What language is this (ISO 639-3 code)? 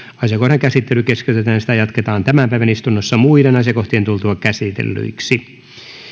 fin